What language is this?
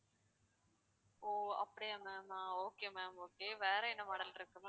Tamil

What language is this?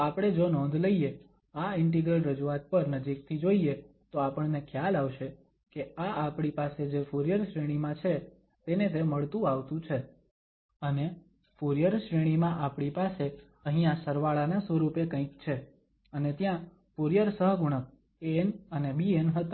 Gujarati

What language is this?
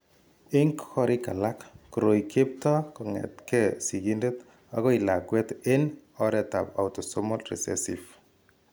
Kalenjin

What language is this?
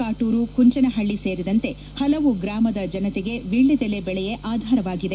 Kannada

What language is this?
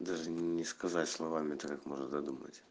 Russian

